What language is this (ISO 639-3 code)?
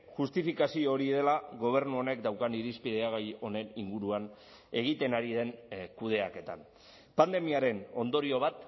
eus